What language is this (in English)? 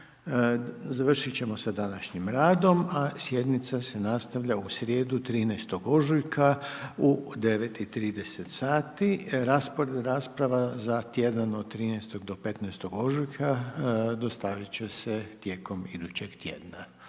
Croatian